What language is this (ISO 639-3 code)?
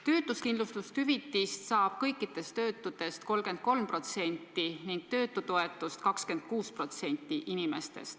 est